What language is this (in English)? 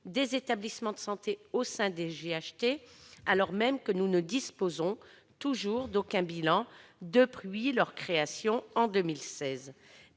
French